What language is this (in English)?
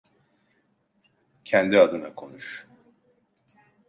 Turkish